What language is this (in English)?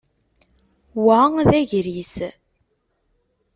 Kabyle